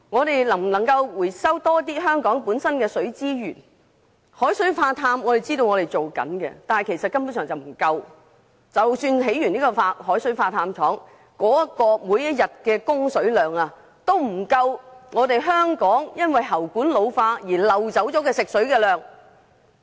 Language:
Cantonese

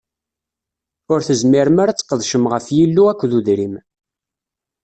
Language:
Kabyle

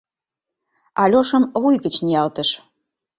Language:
Mari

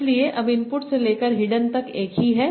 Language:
Hindi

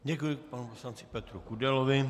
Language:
Czech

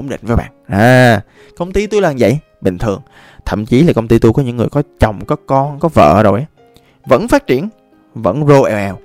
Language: Vietnamese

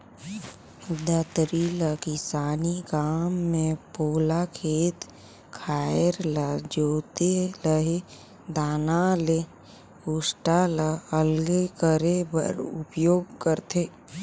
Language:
Chhattisgarhi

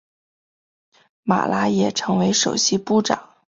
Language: Chinese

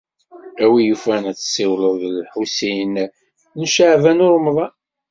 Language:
Kabyle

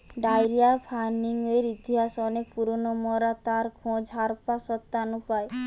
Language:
Bangla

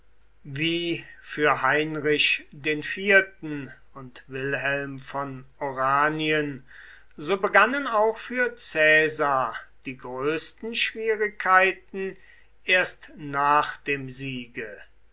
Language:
German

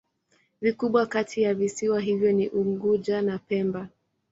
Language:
Swahili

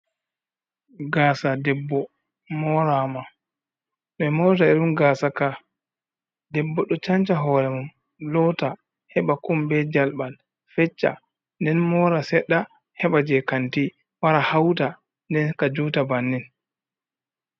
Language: Fula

